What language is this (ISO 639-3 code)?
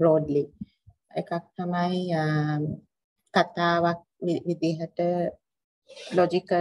tha